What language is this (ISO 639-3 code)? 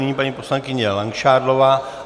ces